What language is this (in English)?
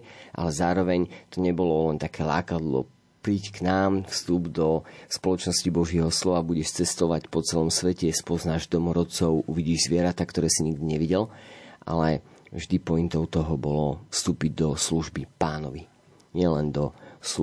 Slovak